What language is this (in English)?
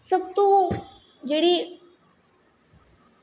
Dogri